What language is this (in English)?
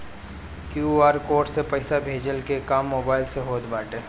Bhojpuri